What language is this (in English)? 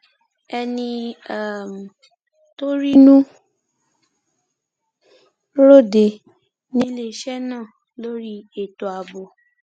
Yoruba